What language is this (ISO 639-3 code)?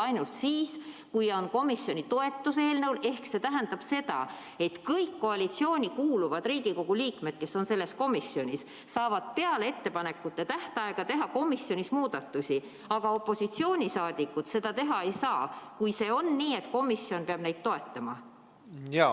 est